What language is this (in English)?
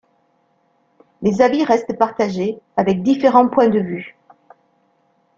French